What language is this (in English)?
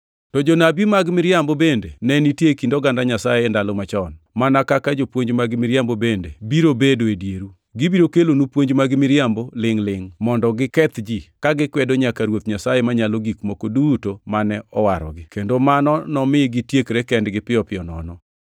Luo (Kenya and Tanzania)